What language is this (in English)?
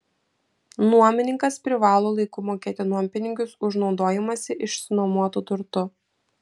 Lithuanian